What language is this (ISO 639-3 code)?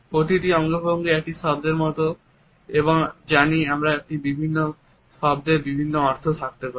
ben